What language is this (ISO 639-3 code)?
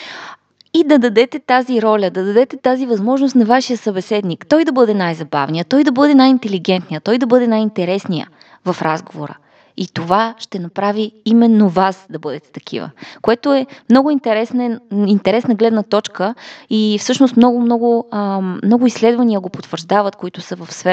bul